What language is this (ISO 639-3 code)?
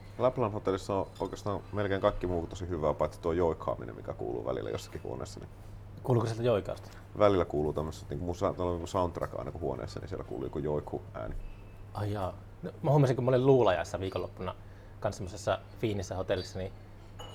fin